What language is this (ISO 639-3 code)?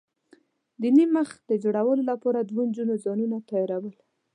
pus